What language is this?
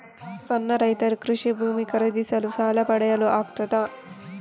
Kannada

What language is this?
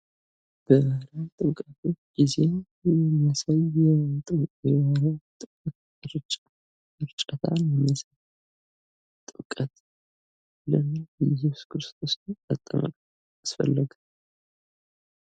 Amharic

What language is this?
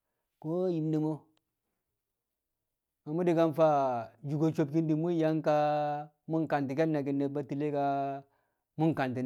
Kamo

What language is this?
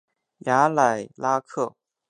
Chinese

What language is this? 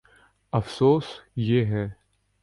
Urdu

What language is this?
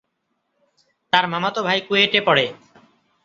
Bangla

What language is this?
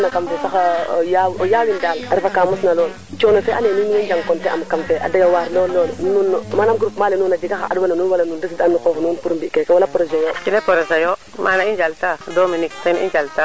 Serer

